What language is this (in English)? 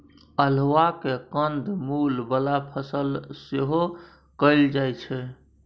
Maithili